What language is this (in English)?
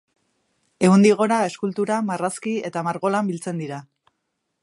Basque